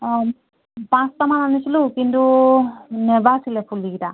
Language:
Assamese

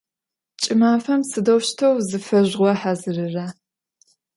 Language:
Adyghe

